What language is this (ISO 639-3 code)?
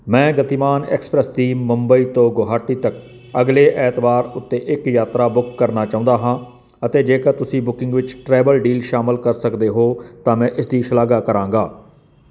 pan